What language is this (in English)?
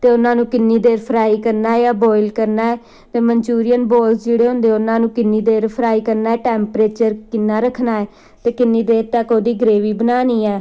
Punjabi